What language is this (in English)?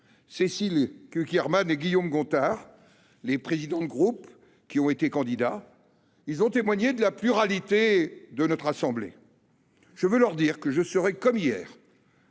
French